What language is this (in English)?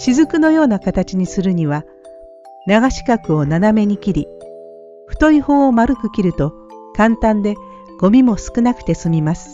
Japanese